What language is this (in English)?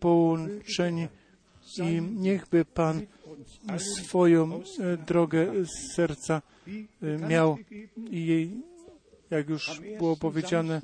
Polish